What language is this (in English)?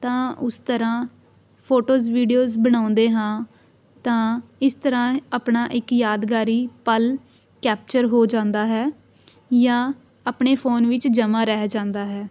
Punjabi